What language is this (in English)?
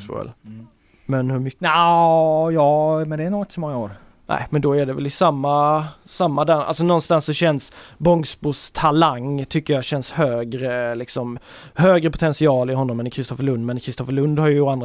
Swedish